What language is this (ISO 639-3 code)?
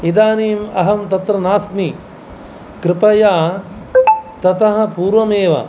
san